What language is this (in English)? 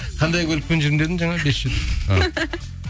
Kazakh